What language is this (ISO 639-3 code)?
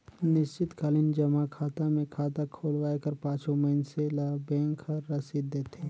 hne